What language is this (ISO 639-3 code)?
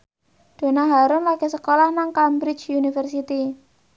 jav